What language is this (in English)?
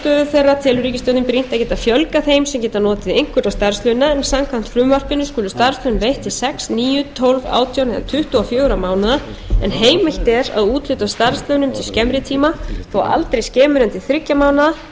Icelandic